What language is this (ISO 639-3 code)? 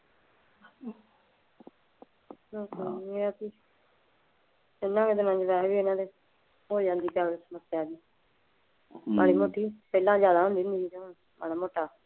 pan